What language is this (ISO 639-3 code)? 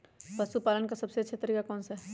mag